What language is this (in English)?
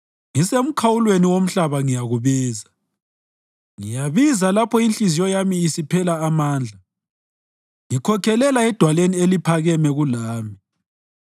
North Ndebele